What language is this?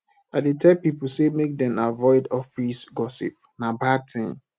Nigerian Pidgin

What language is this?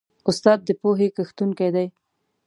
Pashto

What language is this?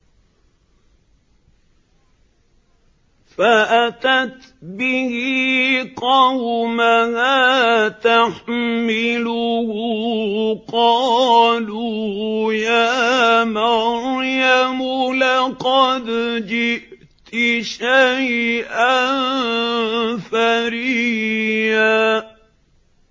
Arabic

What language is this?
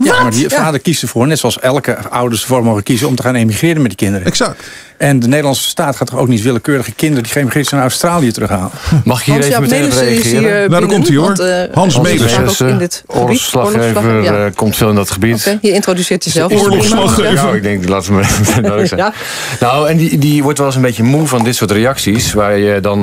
Dutch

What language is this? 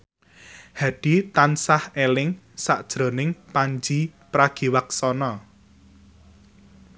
Javanese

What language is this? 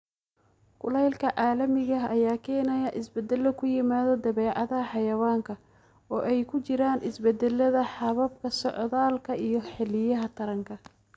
Somali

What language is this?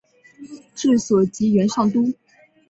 Chinese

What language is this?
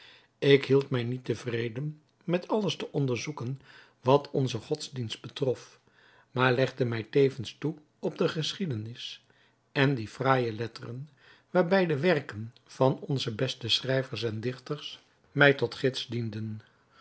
Dutch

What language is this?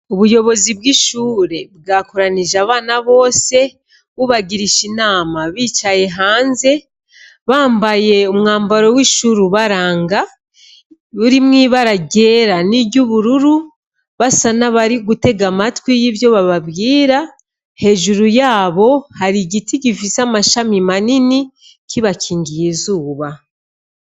Rundi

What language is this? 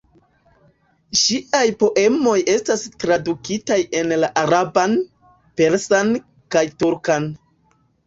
Esperanto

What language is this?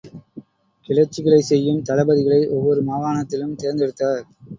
Tamil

